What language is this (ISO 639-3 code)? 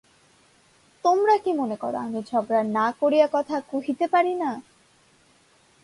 ben